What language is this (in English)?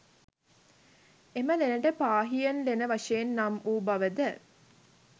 Sinhala